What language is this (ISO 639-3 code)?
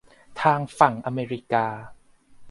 tha